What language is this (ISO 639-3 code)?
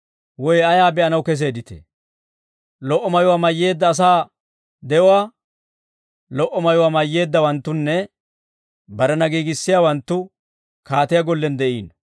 dwr